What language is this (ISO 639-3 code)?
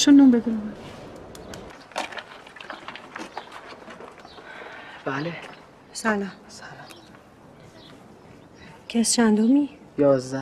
fas